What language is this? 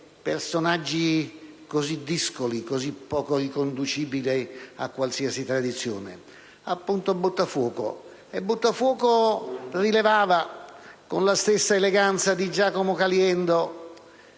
Italian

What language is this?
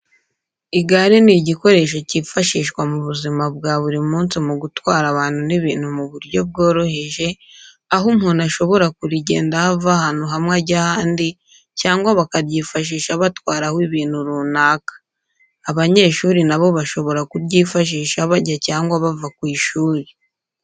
Kinyarwanda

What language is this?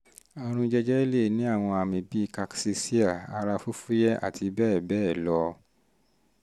Yoruba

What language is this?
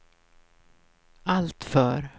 Swedish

